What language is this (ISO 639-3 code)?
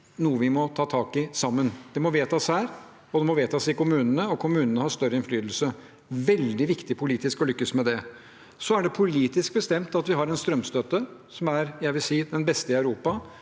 nor